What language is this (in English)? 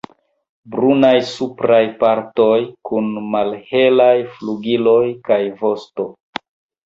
Esperanto